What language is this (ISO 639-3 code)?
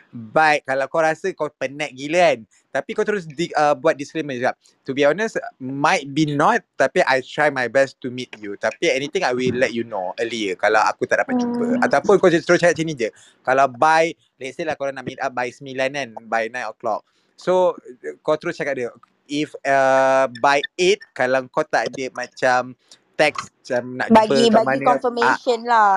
msa